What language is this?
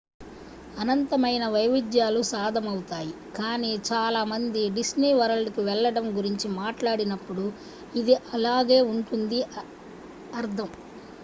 Telugu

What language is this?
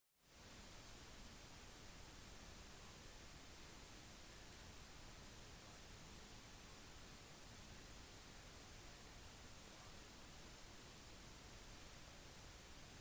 Norwegian Bokmål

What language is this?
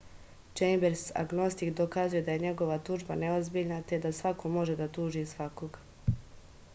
Serbian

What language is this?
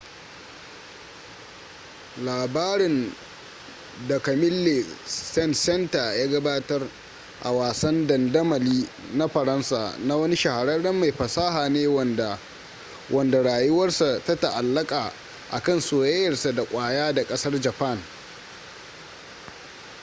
Hausa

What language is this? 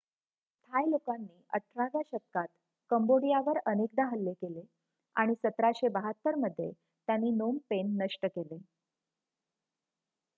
Marathi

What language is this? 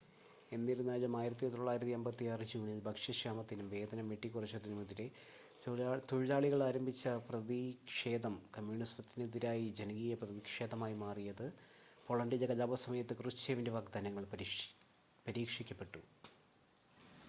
Malayalam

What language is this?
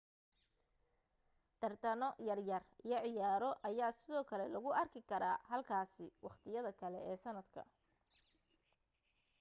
Somali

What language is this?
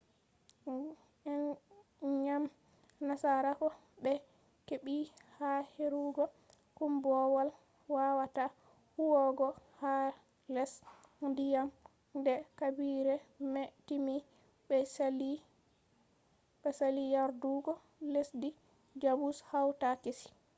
Fula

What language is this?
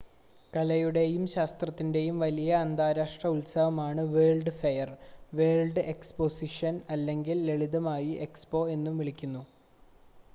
Malayalam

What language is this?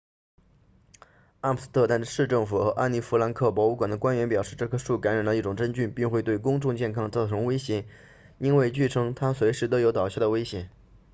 Chinese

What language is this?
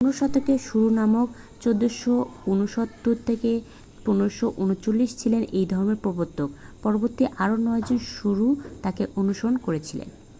Bangla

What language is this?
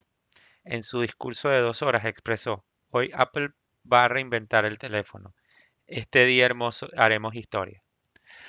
Spanish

